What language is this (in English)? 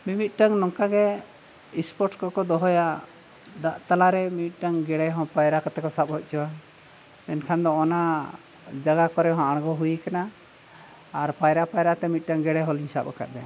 Santali